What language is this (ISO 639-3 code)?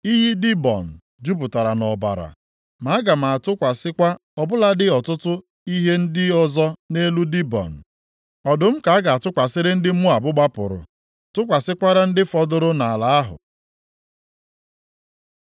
ibo